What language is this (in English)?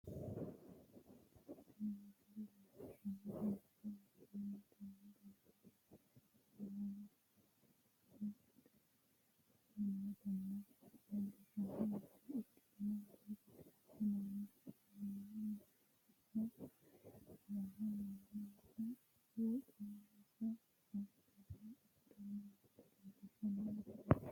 Sidamo